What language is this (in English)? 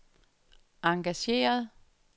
Danish